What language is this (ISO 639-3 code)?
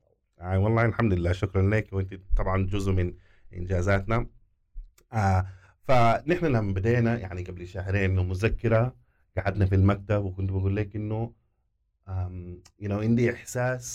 ara